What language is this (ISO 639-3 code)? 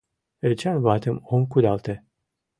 chm